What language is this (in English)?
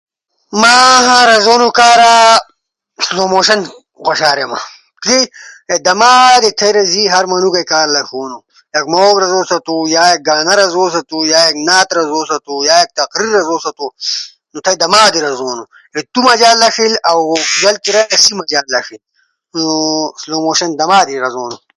Ushojo